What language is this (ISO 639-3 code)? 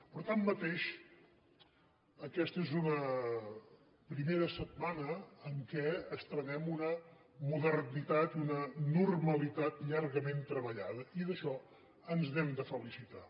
cat